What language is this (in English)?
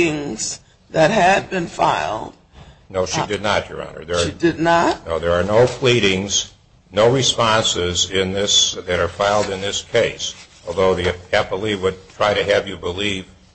English